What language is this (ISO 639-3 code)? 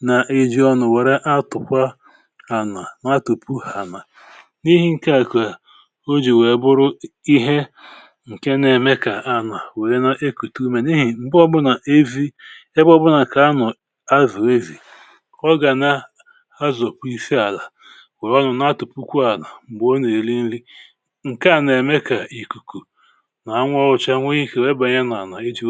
ibo